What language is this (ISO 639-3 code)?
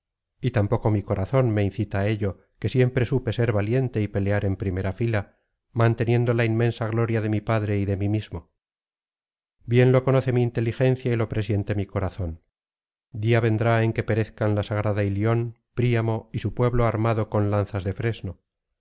spa